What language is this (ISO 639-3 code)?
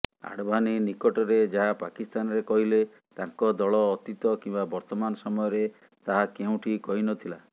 ori